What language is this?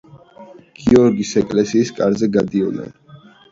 Georgian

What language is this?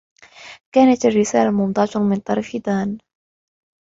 Arabic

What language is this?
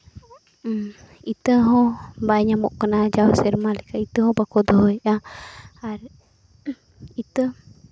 Santali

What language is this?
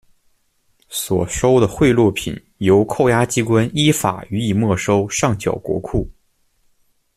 Chinese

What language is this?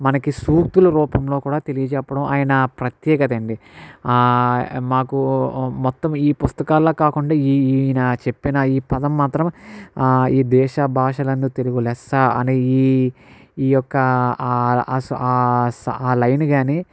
Telugu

